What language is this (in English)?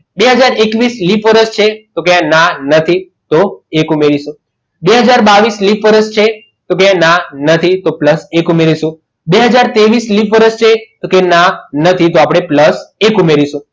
Gujarati